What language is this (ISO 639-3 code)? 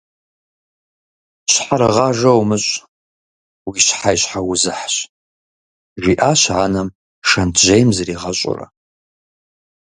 kbd